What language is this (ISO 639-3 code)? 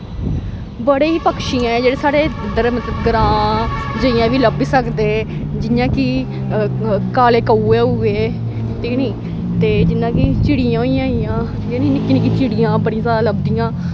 doi